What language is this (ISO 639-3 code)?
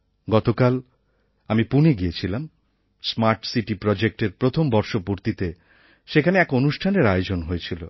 ben